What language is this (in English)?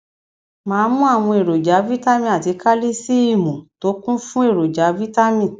Yoruba